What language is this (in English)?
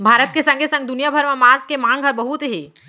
Chhattisgarhi